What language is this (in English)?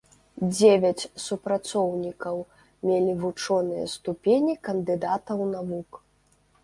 Belarusian